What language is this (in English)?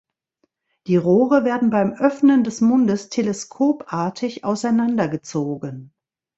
German